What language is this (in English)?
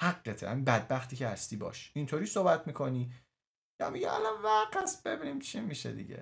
Persian